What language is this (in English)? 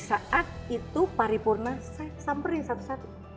Indonesian